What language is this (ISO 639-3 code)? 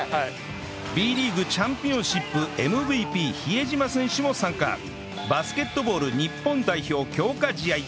jpn